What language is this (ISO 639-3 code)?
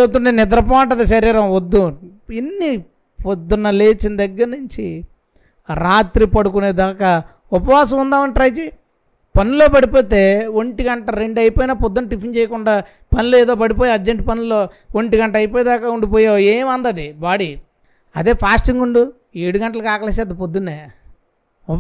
tel